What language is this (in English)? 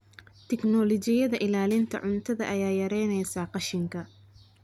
Somali